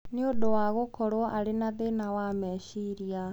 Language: Kikuyu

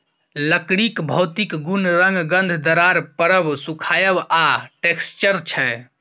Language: Maithili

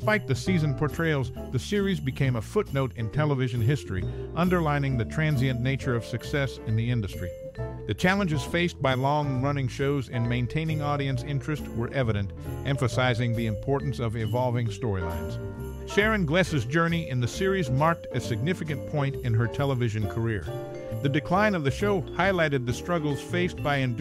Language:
English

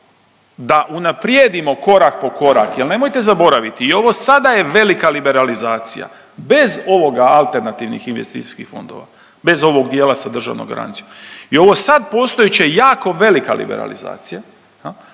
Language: Croatian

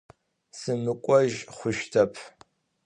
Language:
Adyghe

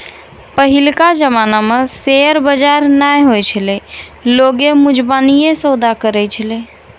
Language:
Maithili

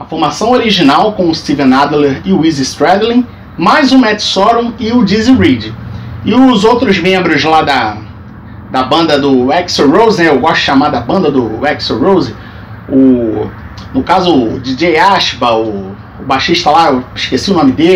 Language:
Portuguese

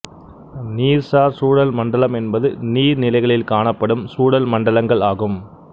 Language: Tamil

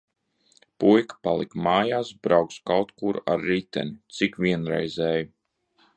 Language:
Latvian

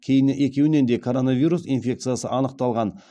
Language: Kazakh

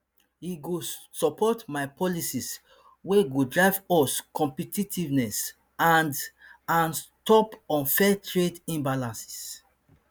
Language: Nigerian Pidgin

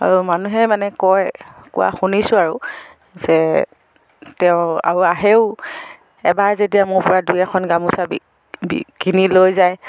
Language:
Assamese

